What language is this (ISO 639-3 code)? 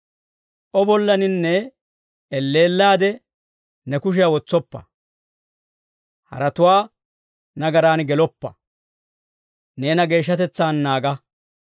dwr